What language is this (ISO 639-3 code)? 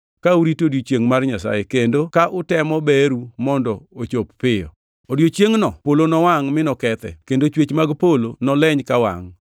luo